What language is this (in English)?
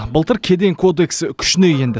Kazakh